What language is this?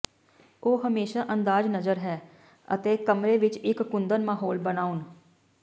Punjabi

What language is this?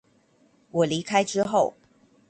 Chinese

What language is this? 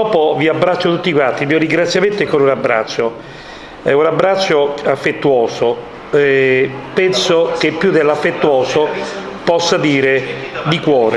Italian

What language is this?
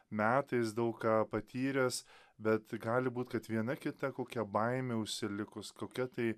Lithuanian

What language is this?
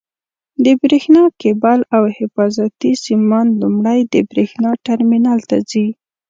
Pashto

